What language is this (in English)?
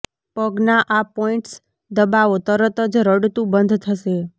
Gujarati